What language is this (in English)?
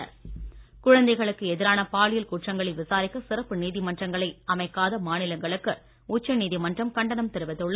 Tamil